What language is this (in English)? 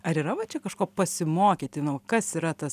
Lithuanian